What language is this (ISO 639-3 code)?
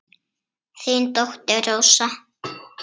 isl